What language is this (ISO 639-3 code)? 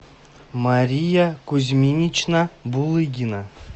rus